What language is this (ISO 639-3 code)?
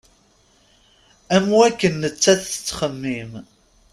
kab